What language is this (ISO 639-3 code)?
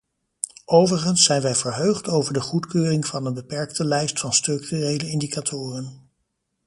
nld